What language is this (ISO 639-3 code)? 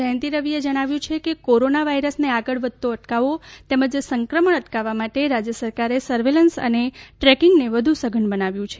guj